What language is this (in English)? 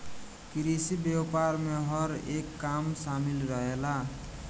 Bhojpuri